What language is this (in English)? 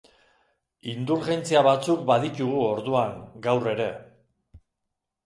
Basque